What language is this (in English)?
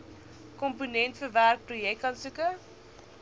Afrikaans